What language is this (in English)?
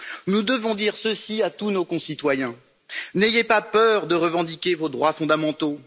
French